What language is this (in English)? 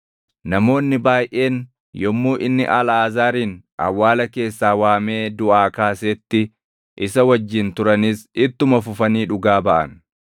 Oromo